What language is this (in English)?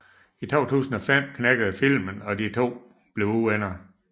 Danish